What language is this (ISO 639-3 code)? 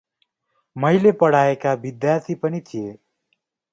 nep